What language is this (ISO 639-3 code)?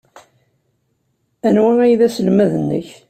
kab